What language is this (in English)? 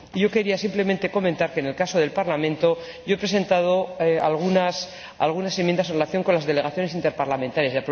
Spanish